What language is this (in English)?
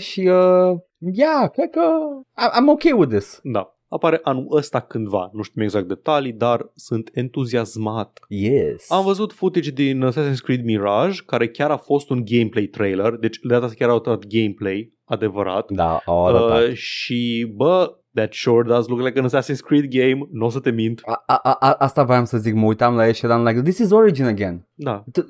Romanian